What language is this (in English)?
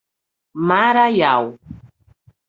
Portuguese